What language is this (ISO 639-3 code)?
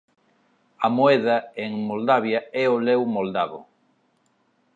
glg